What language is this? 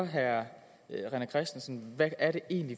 Danish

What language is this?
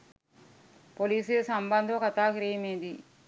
Sinhala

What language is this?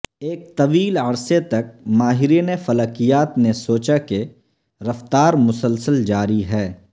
Urdu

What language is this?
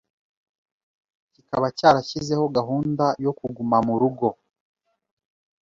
Kinyarwanda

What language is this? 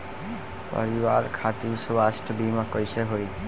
Bhojpuri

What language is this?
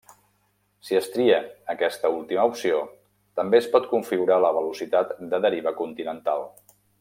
Catalan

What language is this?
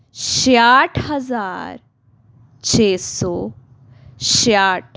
Punjabi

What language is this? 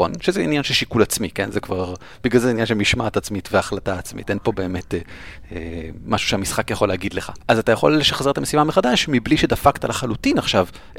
Hebrew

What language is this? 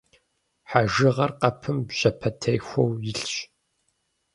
Kabardian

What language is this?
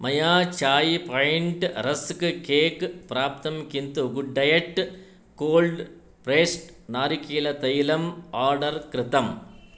Sanskrit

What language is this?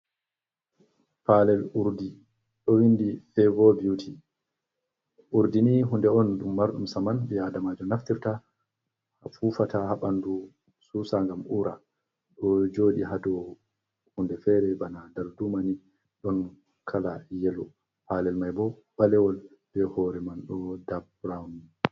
Fula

